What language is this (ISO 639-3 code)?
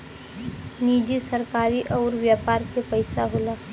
bho